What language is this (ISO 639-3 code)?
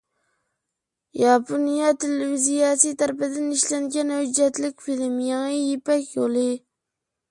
uig